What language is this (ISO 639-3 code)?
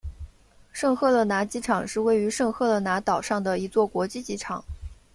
zho